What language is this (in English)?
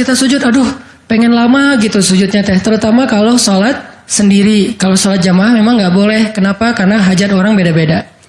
Indonesian